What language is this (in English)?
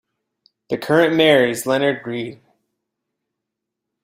English